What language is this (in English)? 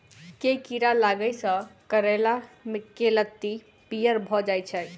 Maithili